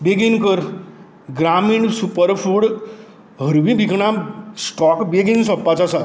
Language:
Konkani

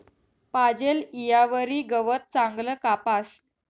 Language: Marathi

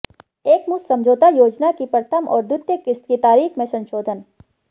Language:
Hindi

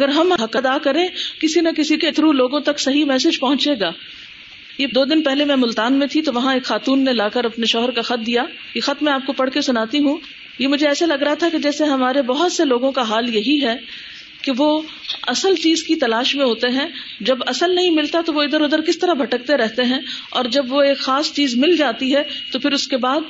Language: Urdu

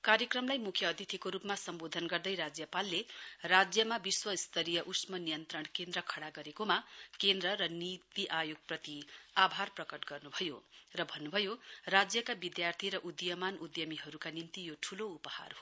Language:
Nepali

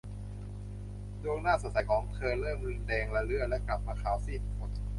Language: Thai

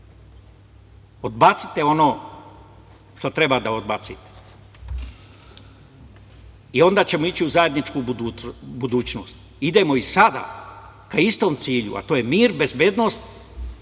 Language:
Serbian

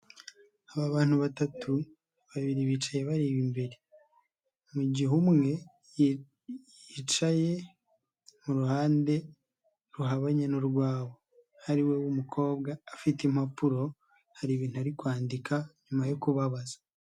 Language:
Kinyarwanda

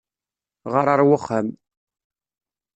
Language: Kabyle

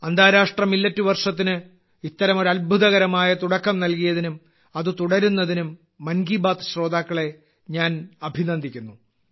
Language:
Malayalam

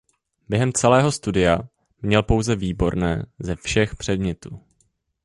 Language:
Czech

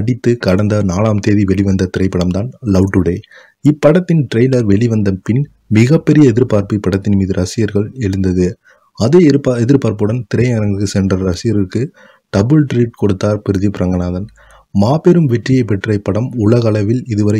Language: Arabic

